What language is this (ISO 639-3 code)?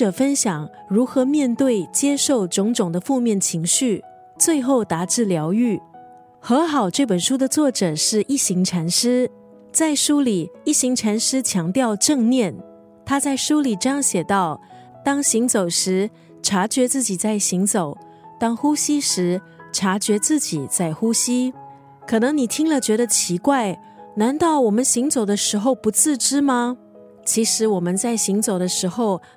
zho